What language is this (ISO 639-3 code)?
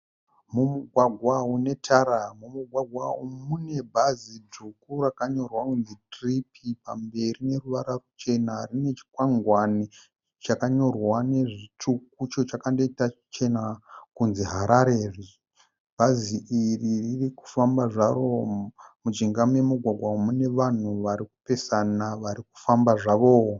sna